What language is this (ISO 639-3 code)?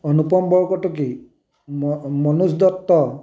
asm